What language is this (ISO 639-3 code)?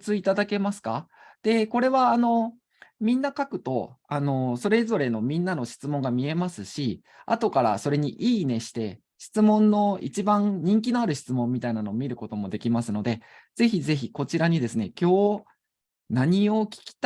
jpn